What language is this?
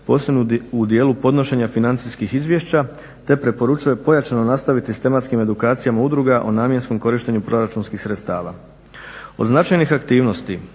Croatian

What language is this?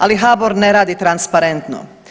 Croatian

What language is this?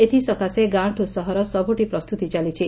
Odia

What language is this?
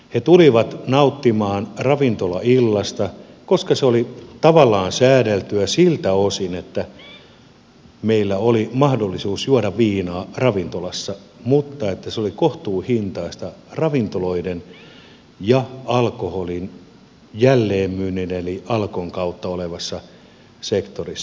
Finnish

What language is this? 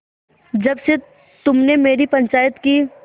Hindi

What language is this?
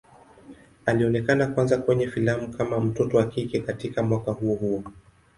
Swahili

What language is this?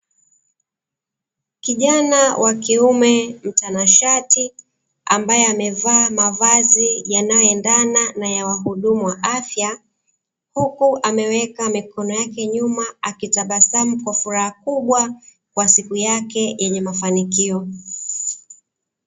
Swahili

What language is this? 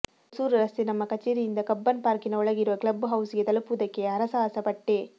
Kannada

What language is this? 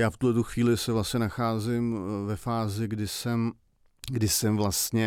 Czech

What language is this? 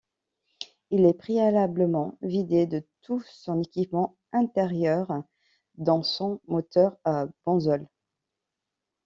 French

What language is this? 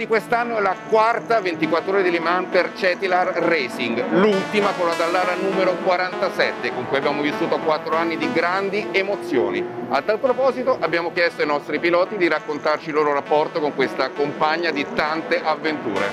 Italian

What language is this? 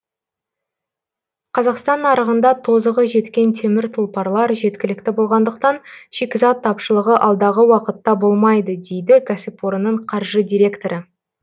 Kazakh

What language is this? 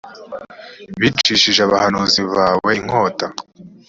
Kinyarwanda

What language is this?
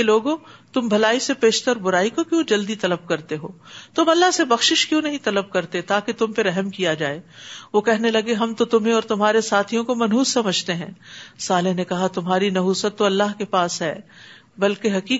Urdu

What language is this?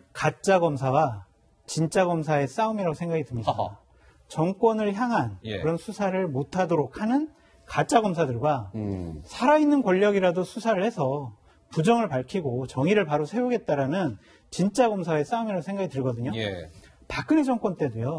Korean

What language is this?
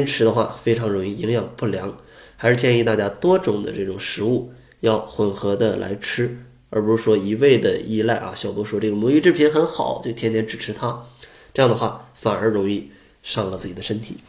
Chinese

